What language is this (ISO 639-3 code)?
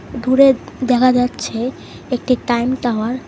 ben